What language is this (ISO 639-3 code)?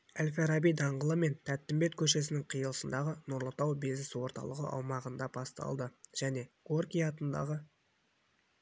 kaz